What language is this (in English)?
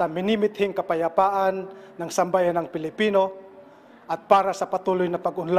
Filipino